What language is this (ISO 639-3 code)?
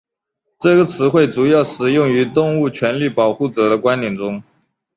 zho